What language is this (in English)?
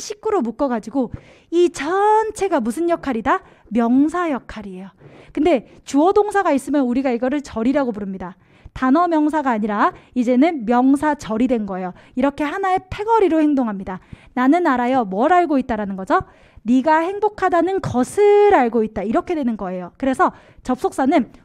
Korean